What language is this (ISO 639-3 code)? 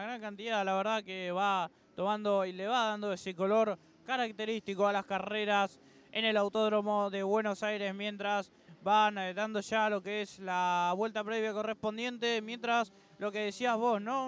spa